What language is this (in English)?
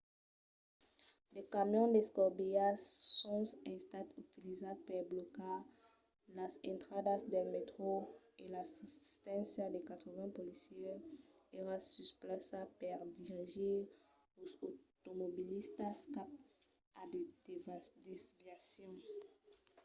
Occitan